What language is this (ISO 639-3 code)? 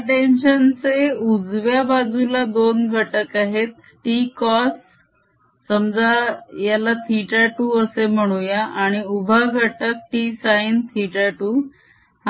mar